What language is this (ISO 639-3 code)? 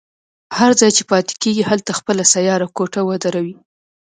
pus